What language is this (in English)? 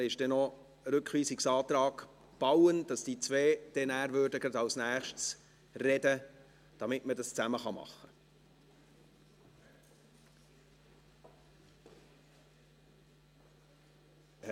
Swiss German